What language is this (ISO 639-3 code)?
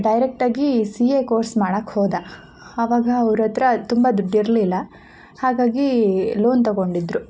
kan